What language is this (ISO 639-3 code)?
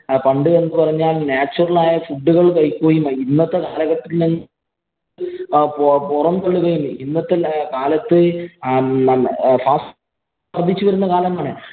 mal